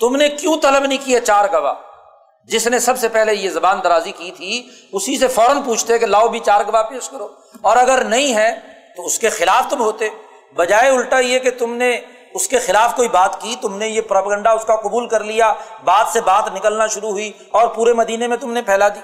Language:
Urdu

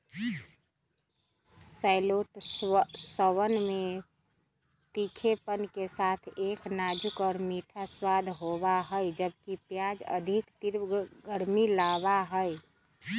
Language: Magahi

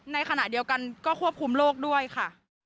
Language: Thai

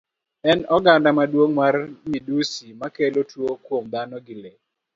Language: Luo (Kenya and Tanzania)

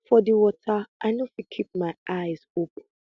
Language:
Nigerian Pidgin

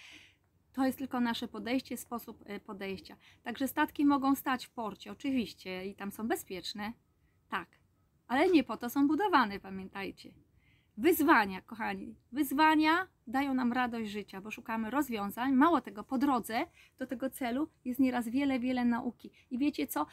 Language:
Polish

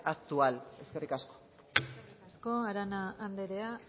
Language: Basque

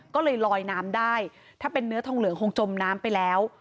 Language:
Thai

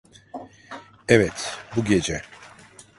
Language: Turkish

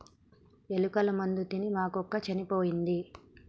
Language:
Telugu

